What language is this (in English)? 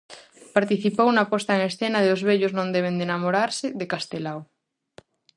Galician